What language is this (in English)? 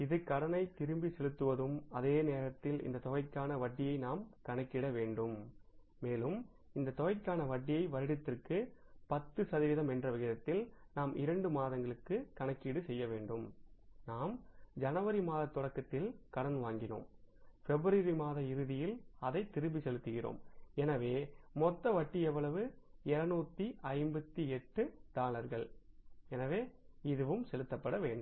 Tamil